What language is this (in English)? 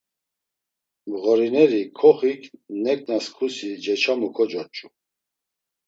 Laz